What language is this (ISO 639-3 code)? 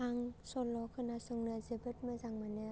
brx